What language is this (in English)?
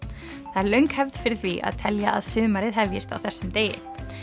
Icelandic